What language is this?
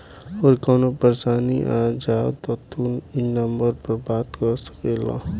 Bhojpuri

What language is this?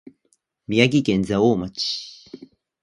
Japanese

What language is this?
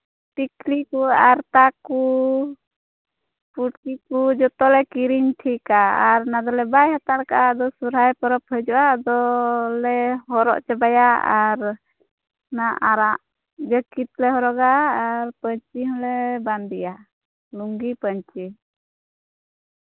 Santali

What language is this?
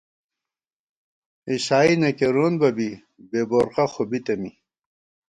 Gawar-Bati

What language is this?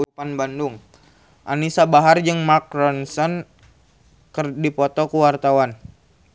Sundanese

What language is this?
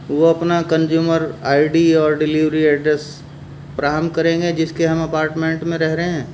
Urdu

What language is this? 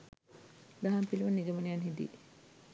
Sinhala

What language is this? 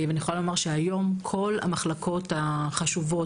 Hebrew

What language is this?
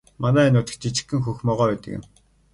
Mongolian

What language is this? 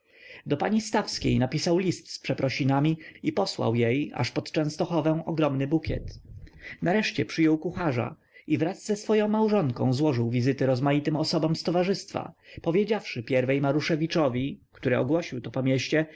Polish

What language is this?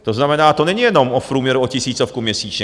Czech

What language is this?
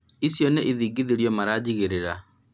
Kikuyu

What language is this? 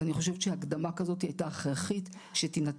Hebrew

